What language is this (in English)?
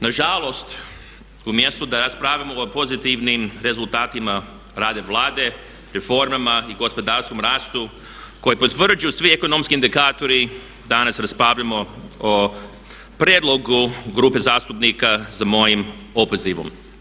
Croatian